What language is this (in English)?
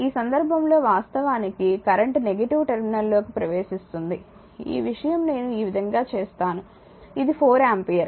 Telugu